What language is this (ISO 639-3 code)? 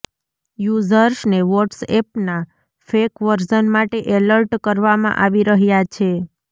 guj